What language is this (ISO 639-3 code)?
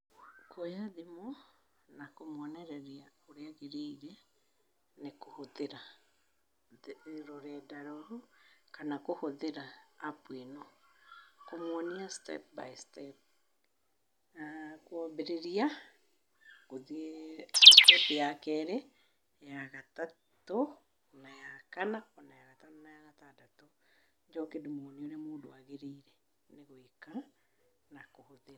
kik